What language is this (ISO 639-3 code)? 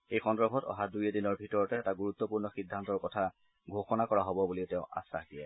asm